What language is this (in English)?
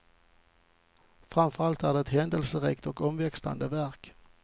Swedish